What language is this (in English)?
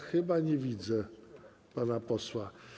Polish